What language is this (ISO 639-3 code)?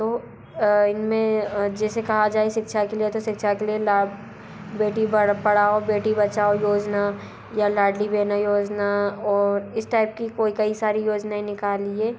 hin